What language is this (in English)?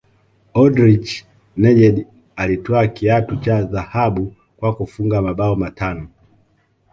Swahili